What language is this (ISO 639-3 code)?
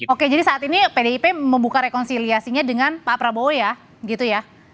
ind